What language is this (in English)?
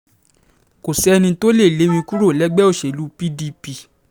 Yoruba